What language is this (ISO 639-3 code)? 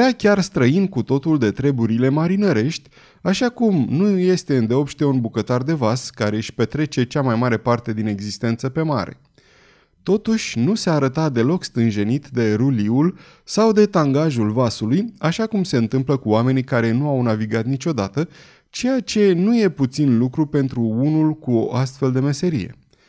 ron